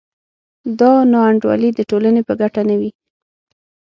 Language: Pashto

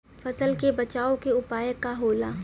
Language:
Bhojpuri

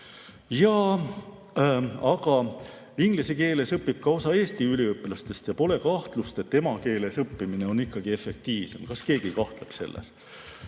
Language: Estonian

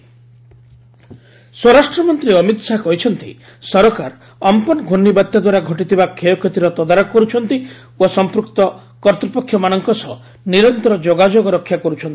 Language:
Odia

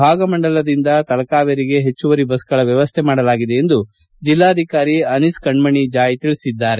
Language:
Kannada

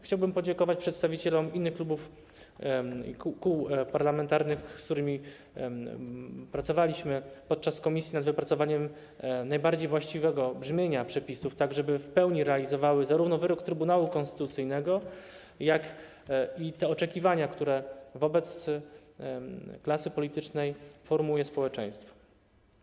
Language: Polish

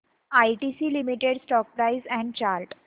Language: Marathi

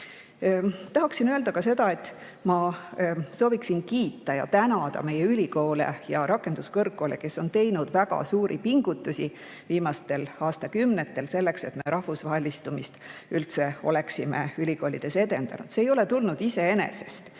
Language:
Estonian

